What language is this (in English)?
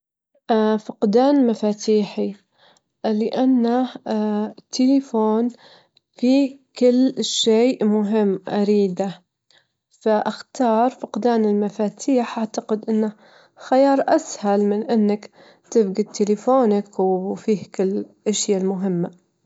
Gulf Arabic